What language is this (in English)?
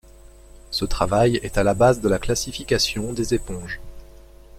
French